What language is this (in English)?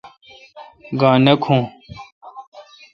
Kalkoti